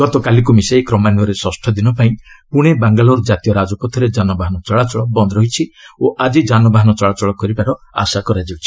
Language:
Odia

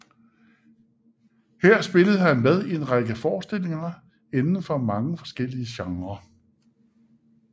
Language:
Danish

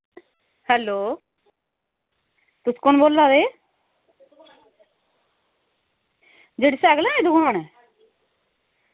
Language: Dogri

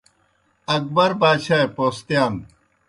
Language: Kohistani Shina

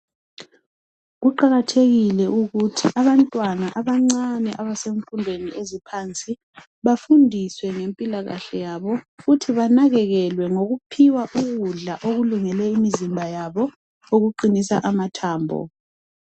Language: North Ndebele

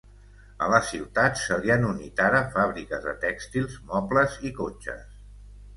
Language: Catalan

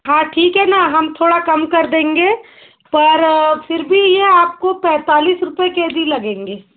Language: Hindi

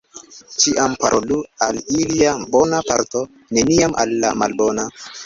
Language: Esperanto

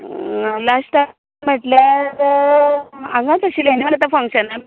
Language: Konkani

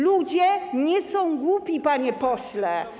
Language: Polish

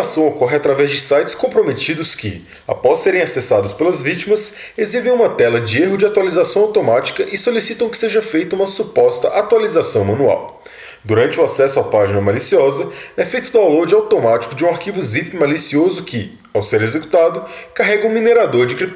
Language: Portuguese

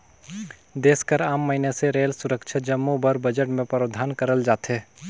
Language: Chhattisgarhi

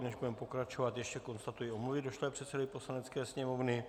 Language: Czech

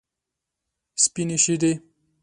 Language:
Pashto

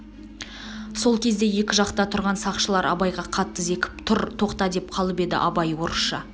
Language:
Kazakh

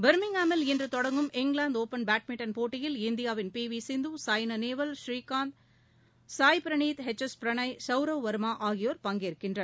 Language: Tamil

